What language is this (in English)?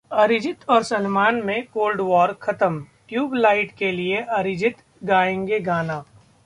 Hindi